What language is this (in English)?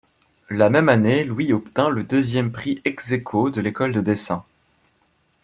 French